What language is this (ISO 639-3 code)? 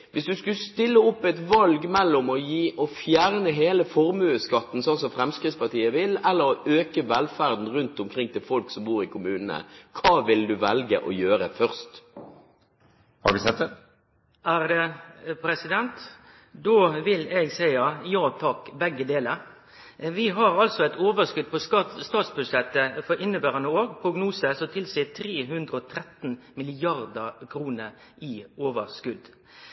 nor